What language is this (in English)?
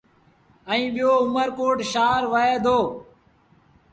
Sindhi Bhil